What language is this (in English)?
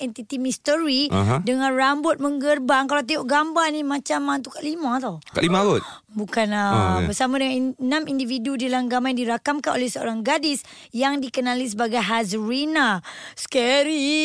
Malay